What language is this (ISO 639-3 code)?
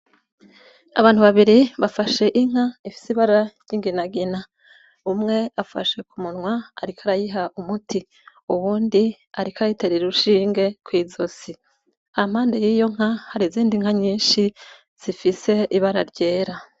run